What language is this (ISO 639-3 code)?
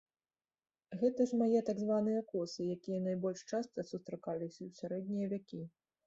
bel